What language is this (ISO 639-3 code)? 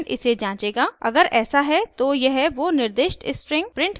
hin